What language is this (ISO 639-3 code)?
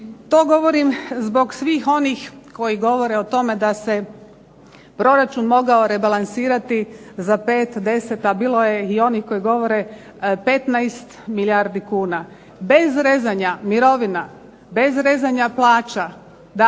hrv